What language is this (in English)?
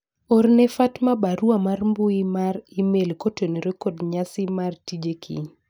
Luo (Kenya and Tanzania)